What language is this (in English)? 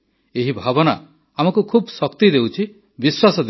Odia